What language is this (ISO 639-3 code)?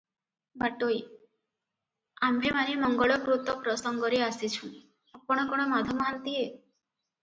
ori